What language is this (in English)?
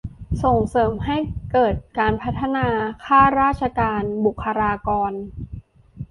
Thai